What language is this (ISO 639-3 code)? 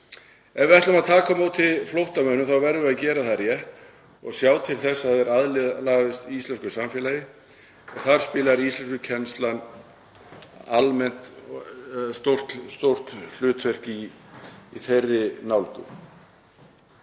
isl